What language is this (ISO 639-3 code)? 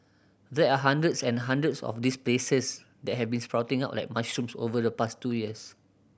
eng